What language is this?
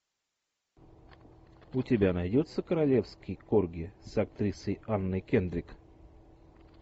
Russian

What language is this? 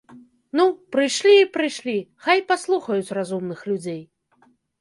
Belarusian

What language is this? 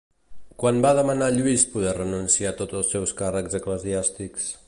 Catalan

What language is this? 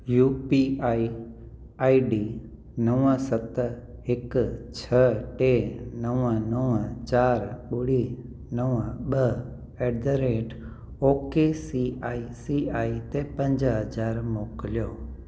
Sindhi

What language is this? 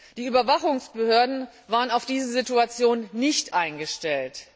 German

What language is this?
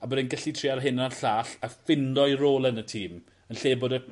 Welsh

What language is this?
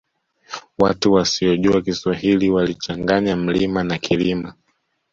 Swahili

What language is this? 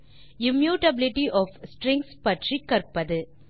Tamil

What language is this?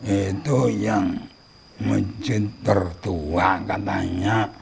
Indonesian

